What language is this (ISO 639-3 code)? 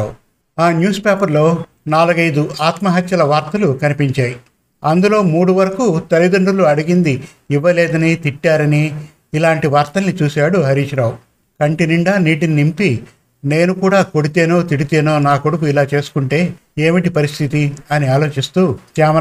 tel